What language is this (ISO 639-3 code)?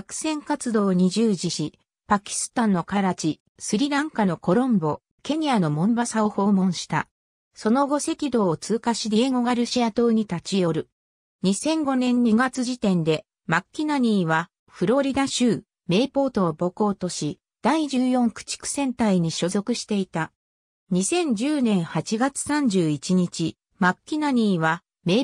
jpn